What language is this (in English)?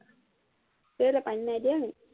Assamese